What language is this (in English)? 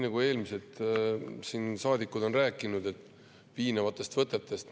Estonian